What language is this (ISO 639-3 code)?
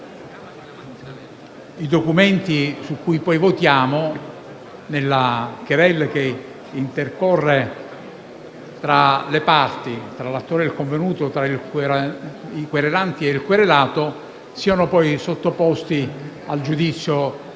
ita